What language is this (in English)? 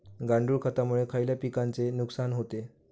Marathi